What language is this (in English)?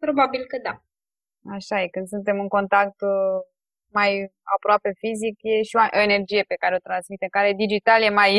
Romanian